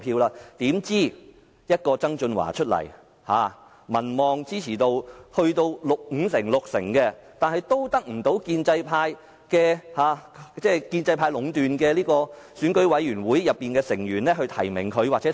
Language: Cantonese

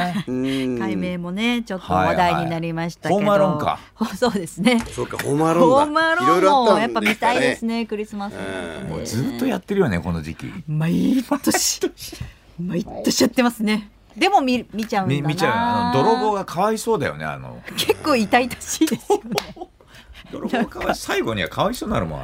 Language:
Japanese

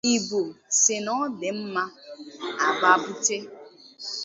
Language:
Igbo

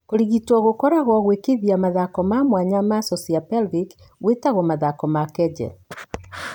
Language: Kikuyu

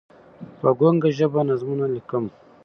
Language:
Pashto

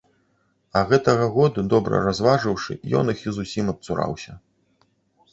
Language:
Belarusian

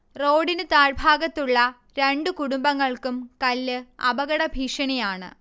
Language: Malayalam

